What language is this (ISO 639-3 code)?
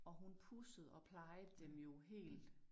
dan